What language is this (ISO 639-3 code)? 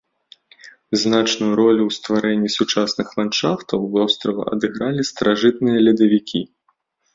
bel